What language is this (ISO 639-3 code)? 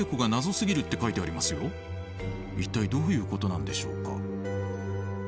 jpn